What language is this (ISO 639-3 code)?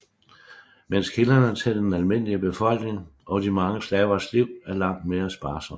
dan